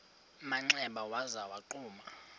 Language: Xhosa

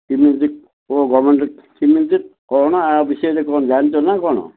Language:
Odia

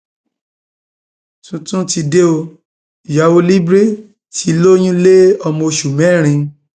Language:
Yoruba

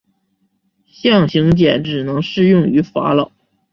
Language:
Chinese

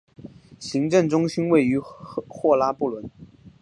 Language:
Chinese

